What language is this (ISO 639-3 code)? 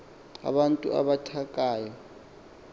xho